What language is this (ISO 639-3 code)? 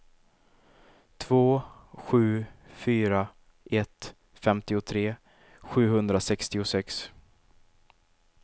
swe